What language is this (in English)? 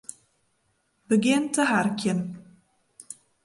Western Frisian